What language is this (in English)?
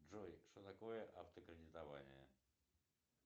Russian